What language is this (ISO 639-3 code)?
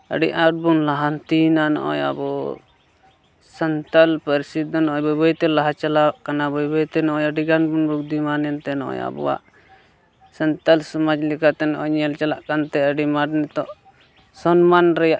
sat